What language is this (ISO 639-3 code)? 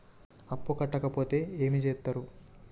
tel